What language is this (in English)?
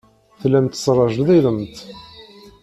Kabyle